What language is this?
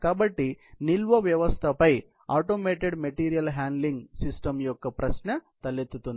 Telugu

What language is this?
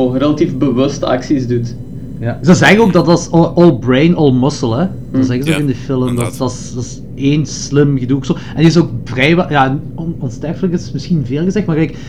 Dutch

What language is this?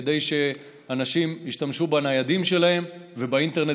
Hebrew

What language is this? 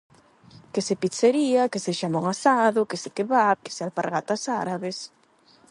Galician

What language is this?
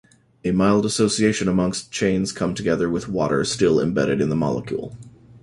English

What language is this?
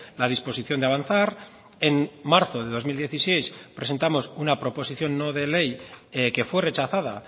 Spanish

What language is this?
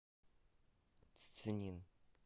Russian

